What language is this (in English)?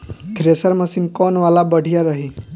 Bhojpuri